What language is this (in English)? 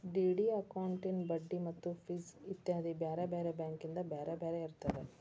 Kannada